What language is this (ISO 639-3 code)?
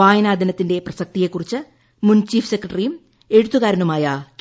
mal